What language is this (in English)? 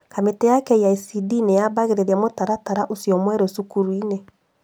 Kikuyu